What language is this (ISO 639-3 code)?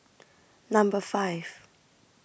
eng